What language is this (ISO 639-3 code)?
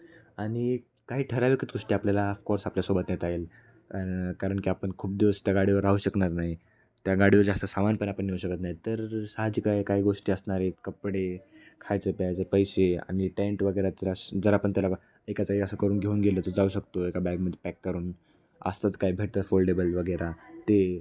mar